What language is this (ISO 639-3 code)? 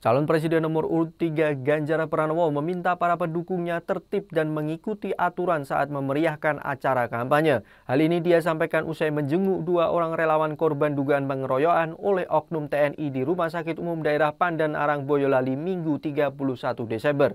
ind